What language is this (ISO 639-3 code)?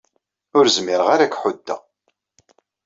kab